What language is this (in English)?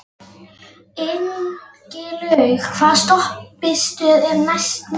Icelandic